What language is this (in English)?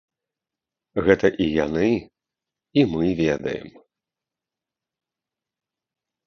Belarusian